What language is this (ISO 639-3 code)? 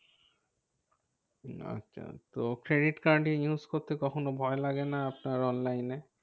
ben